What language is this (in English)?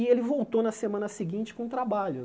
Portuguese